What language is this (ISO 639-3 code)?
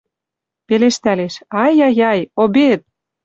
mrj